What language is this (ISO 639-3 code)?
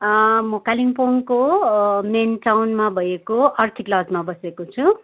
nep